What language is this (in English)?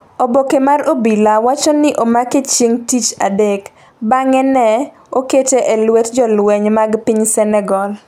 Luo (Kenya and Tanzania)